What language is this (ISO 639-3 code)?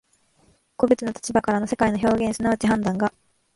jpn